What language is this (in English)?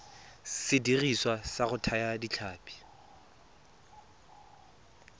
Tswana